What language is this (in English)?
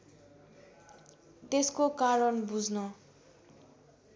Nepali